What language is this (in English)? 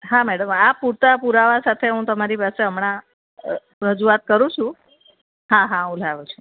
Gujarati